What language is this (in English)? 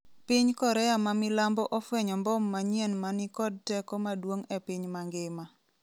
Luo (Kenya and Tanzania)